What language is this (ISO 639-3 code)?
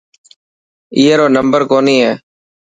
mki